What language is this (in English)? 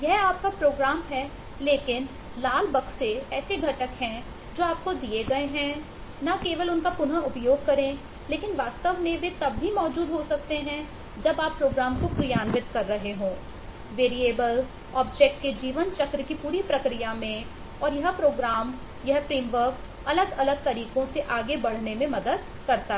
Hindi